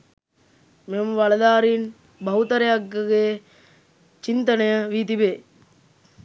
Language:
Sinhala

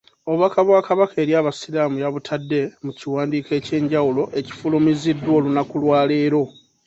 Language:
Ganda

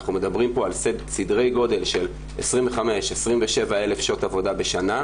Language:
Hebrew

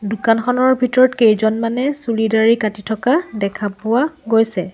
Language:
Assamese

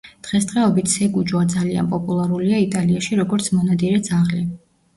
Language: Georgian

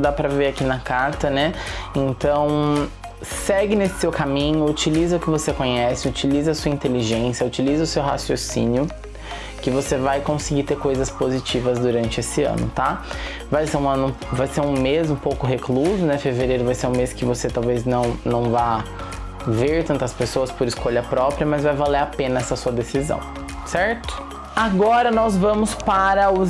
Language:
Portuguese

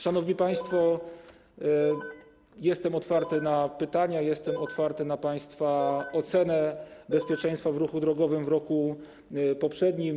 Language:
Polish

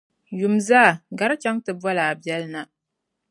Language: Dagbani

